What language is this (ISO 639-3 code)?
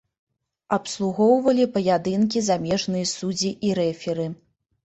bel